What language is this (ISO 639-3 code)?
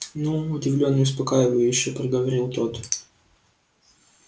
rus